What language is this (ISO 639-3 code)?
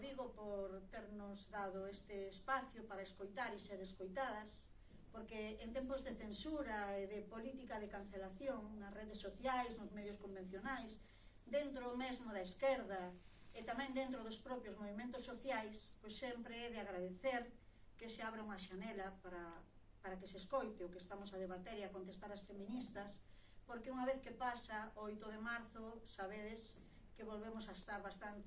glg